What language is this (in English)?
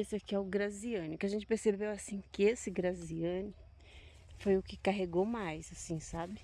Portuguese